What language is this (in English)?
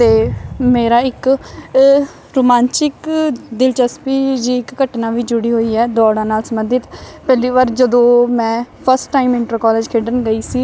Punjabi